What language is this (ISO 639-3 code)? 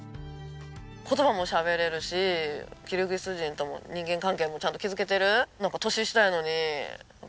jpn